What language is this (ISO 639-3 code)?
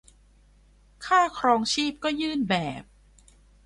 tha